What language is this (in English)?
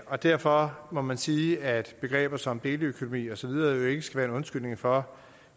Danish